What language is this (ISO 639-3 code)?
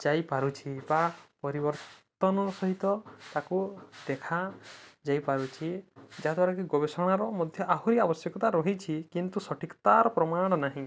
ori